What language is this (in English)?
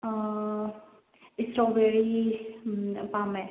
Manipuri